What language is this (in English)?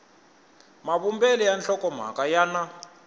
Tsonga